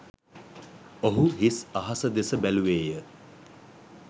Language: Sinhala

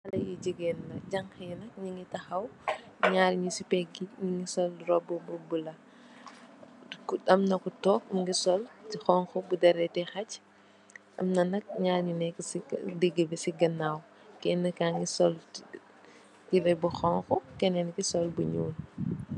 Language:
Wolof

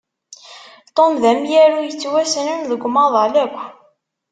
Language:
Kabyle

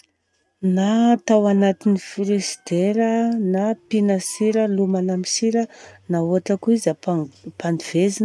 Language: Southern Betsimisaraka Malagasy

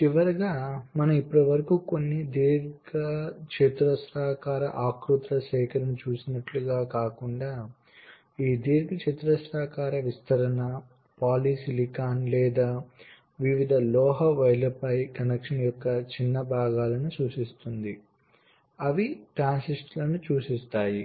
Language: Telugu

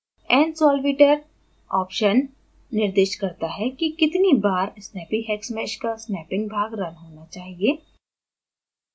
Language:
Hindi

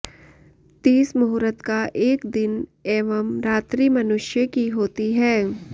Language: Sanskrit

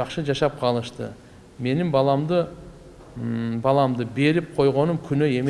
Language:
Turkish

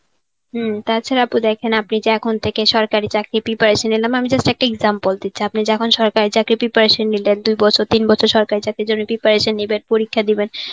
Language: Bangla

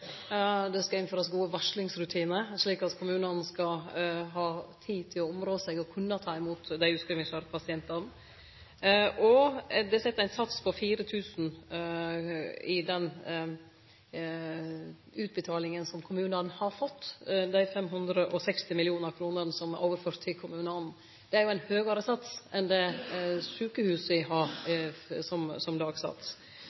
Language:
Norwegian Nynorsk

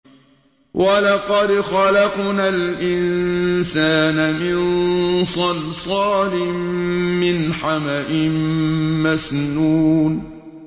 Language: Arabic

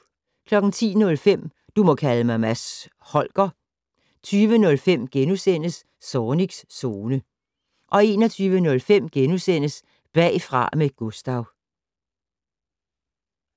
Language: Danish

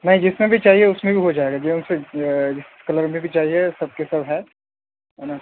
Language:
Urdu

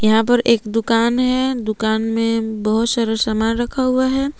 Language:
Hindi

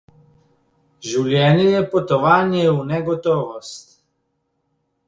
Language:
Slovenian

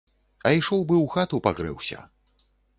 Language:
Belarusian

